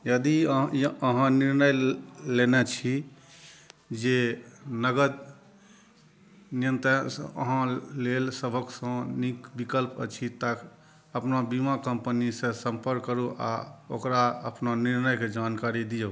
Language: Maithili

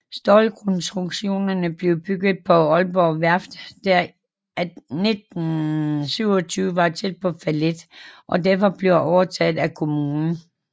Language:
Danish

